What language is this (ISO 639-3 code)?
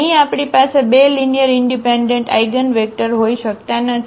guj